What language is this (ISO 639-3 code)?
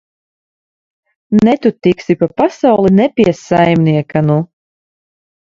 lav